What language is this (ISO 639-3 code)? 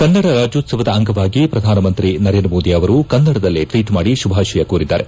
kan